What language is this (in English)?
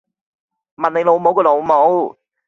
Cantonese